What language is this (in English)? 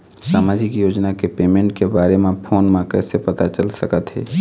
Chhattisgarhi